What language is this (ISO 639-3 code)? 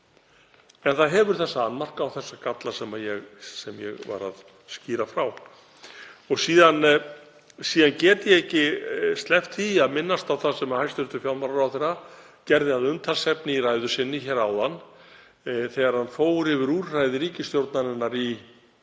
isl